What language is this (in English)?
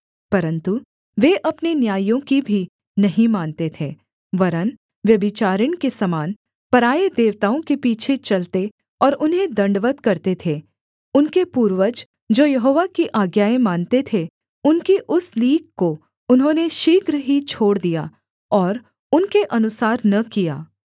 Hindi